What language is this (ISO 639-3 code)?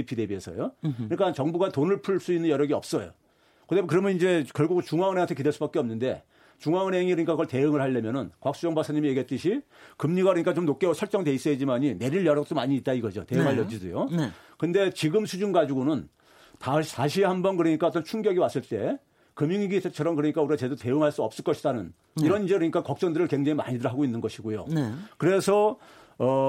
kor